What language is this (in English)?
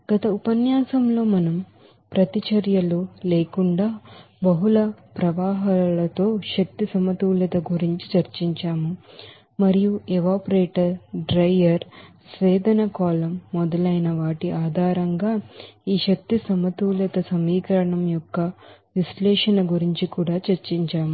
Telugu